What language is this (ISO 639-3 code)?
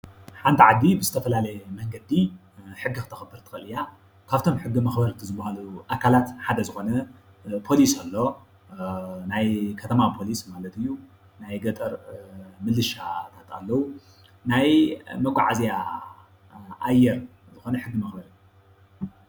tir